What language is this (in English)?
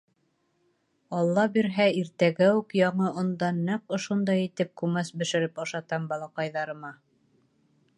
Bashkir